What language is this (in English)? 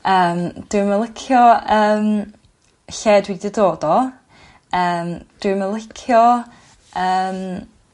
Welsh